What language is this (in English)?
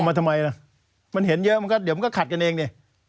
Thai